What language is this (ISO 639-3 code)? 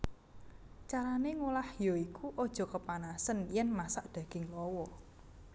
jav